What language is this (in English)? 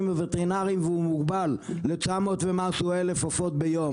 Hebrew